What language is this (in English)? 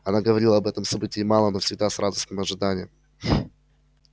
Russian